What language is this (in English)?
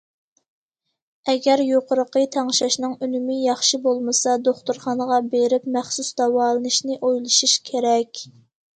Uyghur